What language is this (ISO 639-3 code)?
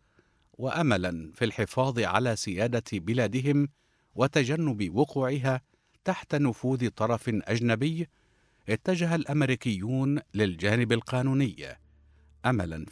ara